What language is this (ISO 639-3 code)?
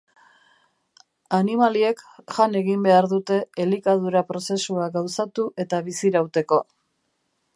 eus